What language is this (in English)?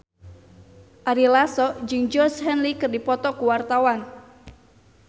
Sundanese